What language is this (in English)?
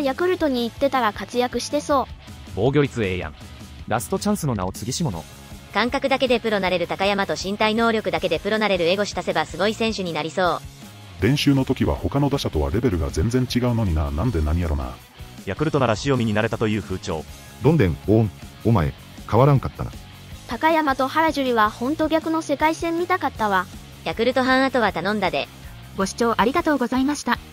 Japanese